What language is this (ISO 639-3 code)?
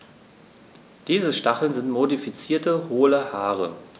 deu